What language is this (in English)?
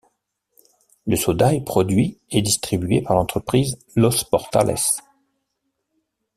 French